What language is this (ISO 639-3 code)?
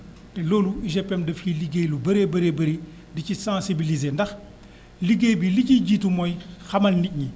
wol